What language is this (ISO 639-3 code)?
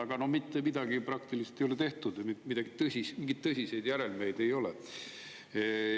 est